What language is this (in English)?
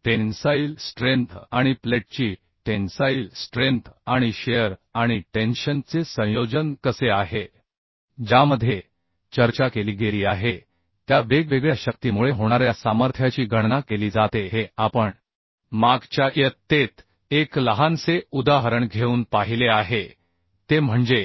Marathi